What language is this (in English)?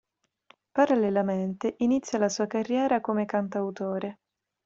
Italian